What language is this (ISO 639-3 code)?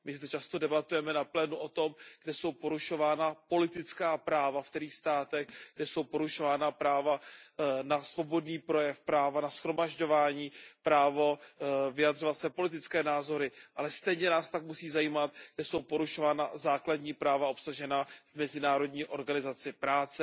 ces